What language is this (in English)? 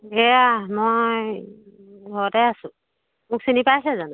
Assamese